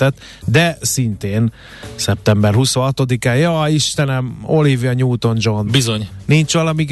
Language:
Hungarian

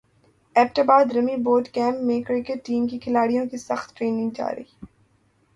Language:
Urdu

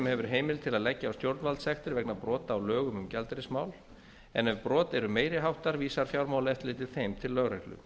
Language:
Icelandic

